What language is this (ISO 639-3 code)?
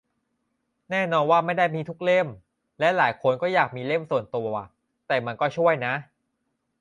tha